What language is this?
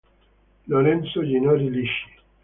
Italian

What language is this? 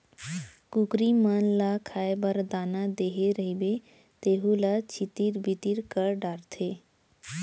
Chhattisgarhi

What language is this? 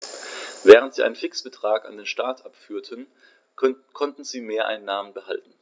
German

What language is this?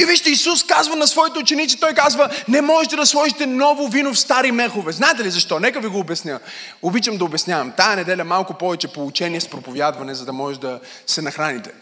Bulgarian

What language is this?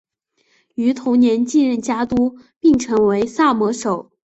Chinese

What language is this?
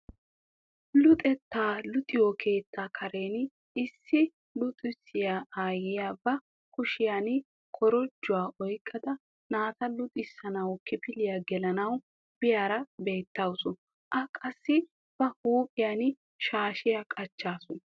Wolaytta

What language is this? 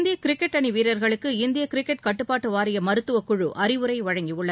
Tamil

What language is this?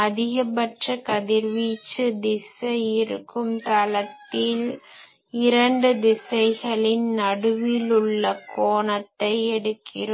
Tamil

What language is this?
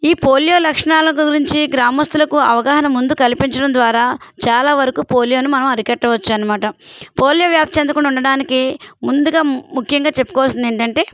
Telugu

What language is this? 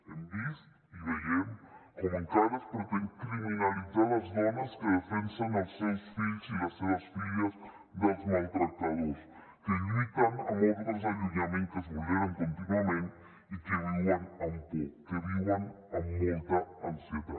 Catalan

